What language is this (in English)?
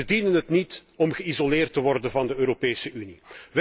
Dutch